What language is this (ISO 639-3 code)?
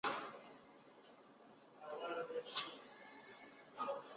zho